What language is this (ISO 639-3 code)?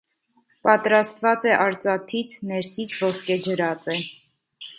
hye